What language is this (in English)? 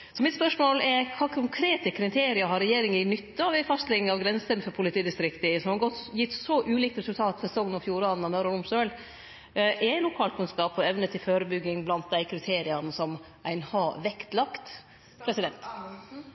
Norwegian Nynorsk